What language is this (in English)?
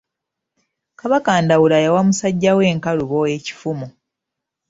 Ganda